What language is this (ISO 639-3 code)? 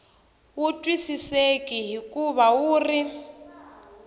tso